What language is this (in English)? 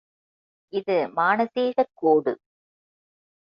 Tamil